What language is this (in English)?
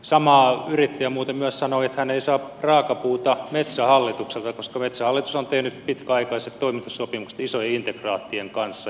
Finnish